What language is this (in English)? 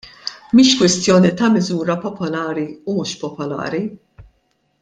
Maltese